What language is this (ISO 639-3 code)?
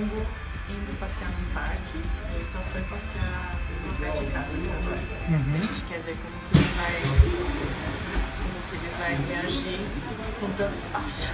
por